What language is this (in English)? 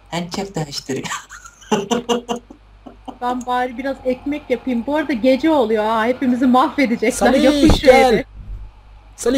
Turkish